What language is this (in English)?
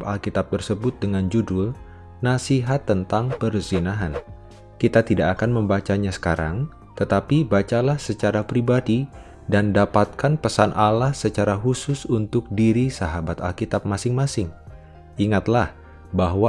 Indonesian